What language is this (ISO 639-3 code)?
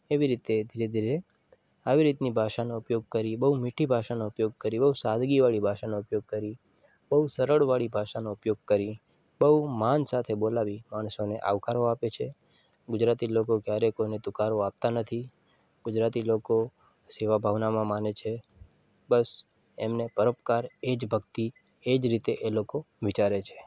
guj